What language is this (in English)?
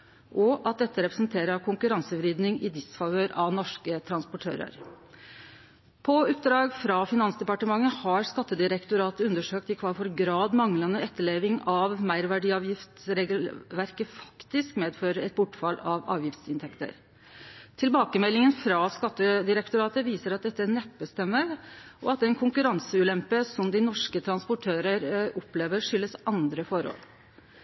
Norwegian Nynorsk